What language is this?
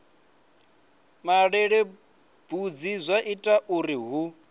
Venda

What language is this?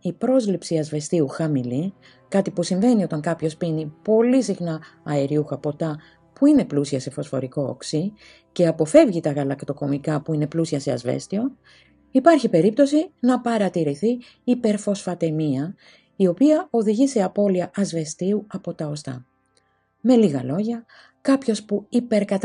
Greek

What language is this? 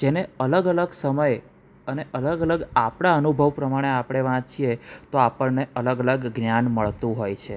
Gujarati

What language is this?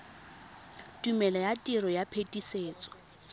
Tswana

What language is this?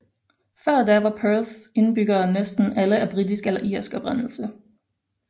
Danish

